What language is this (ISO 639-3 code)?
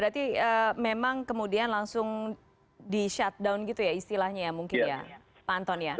ind